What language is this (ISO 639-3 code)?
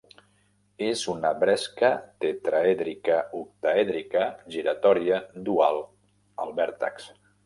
cat